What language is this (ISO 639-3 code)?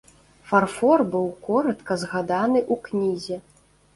bel